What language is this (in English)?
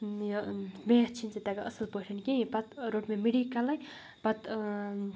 Kashmiri